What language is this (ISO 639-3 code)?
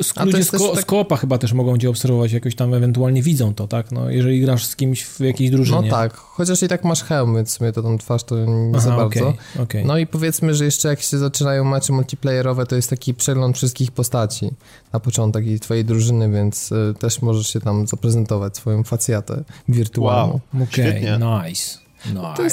pol